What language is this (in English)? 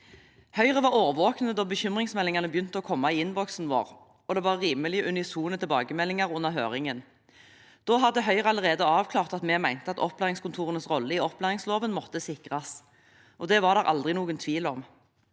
Norwegian